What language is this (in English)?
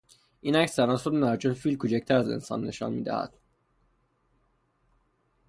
Persian